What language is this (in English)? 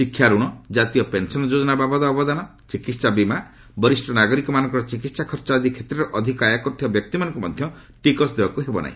Odia